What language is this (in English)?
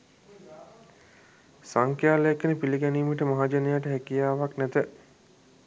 Sinhala